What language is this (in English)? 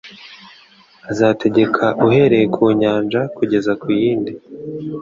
Kinyarwanda